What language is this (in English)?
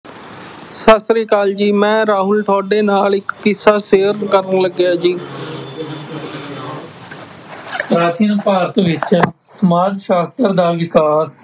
Punjabi